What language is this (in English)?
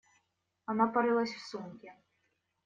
Russian